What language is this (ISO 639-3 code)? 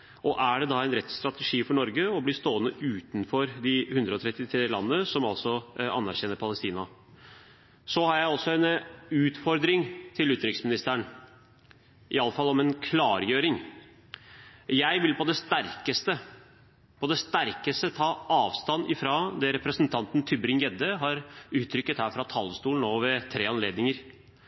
nob